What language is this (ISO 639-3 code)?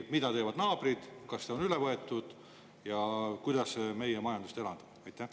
est